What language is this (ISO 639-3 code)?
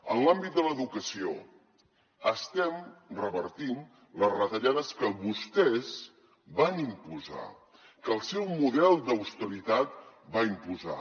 cat